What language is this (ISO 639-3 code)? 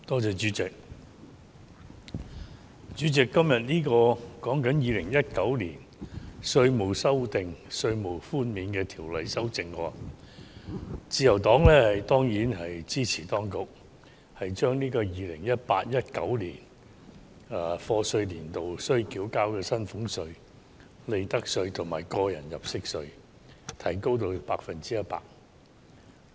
yue